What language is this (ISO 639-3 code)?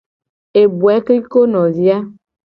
gej